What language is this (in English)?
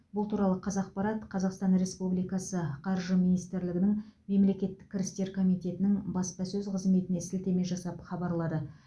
Kazakh